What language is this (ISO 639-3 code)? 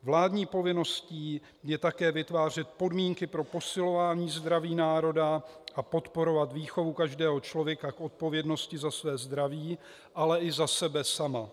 ces